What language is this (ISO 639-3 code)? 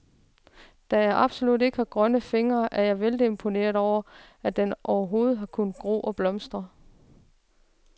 dan